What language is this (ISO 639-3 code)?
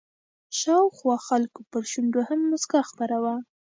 pus